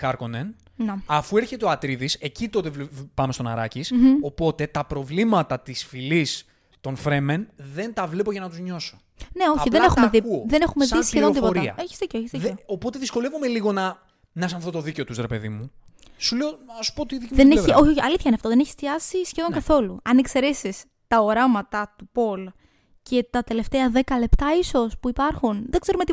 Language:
Greek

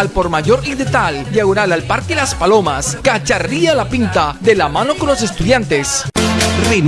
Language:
Spanish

